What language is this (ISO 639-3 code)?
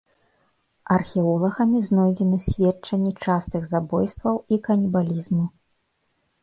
bel